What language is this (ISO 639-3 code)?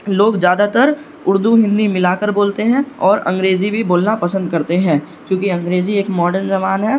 urd